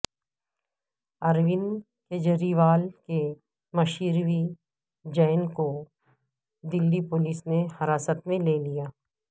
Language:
Urdu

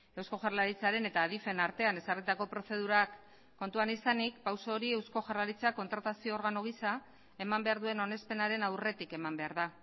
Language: Basque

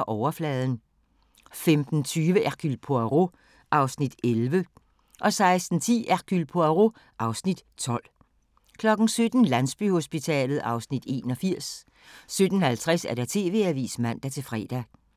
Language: Danish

